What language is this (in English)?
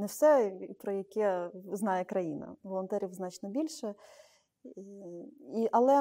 Ukrainian